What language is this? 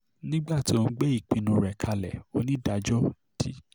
Yoruba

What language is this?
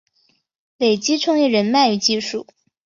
Chinese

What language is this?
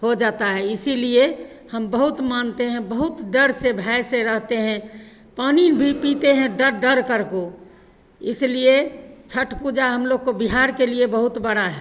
Hindi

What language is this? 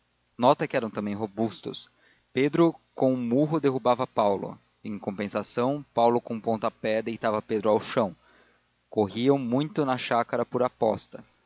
Portuguese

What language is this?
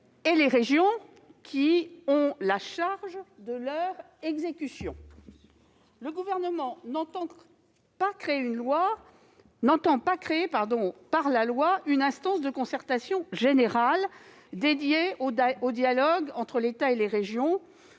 French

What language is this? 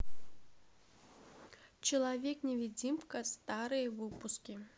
Russian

